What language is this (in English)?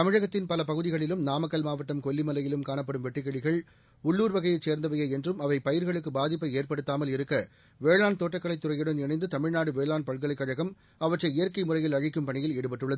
Tamil